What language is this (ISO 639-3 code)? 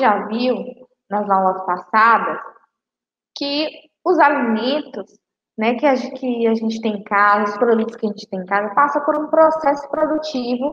por